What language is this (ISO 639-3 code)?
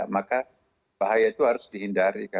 ind